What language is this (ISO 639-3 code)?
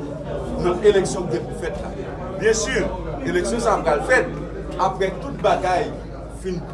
fra